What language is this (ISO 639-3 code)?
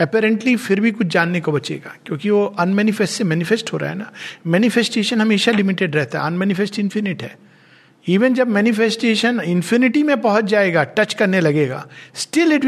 hin